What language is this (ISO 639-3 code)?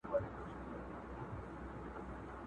pus